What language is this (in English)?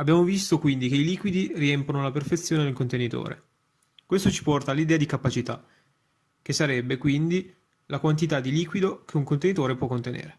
Italian